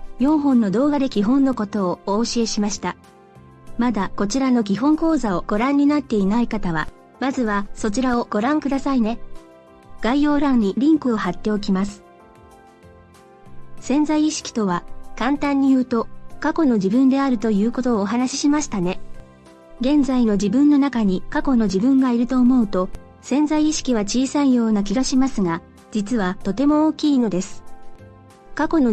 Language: Japanese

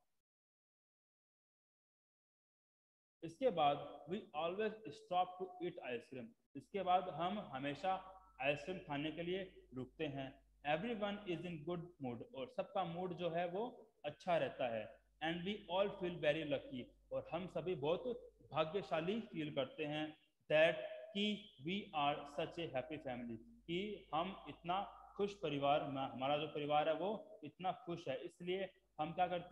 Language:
Hindi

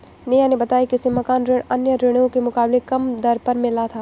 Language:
Hindi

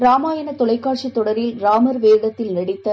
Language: Tamil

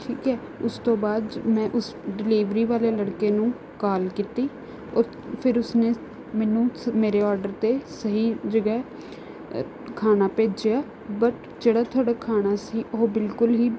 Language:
Punjabi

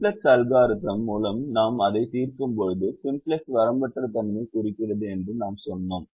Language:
Tamil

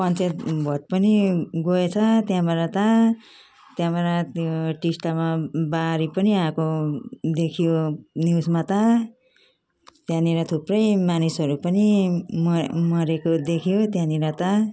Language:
Nepali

